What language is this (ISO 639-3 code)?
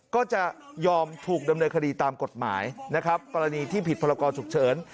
tha